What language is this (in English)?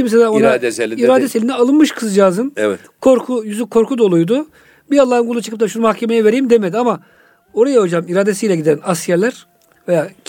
Turkish